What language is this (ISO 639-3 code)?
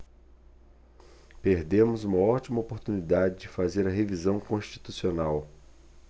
por